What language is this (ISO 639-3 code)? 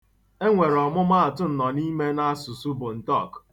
ibo